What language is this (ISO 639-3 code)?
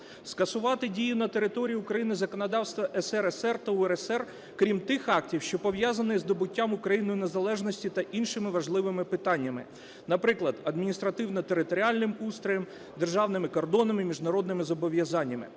ukr